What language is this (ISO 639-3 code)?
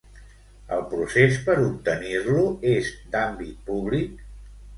cat